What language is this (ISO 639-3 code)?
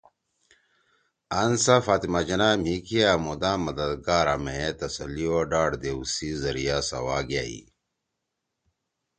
trw